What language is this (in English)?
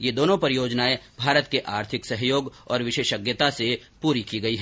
Hindi